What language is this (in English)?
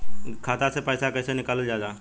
Bhojpuri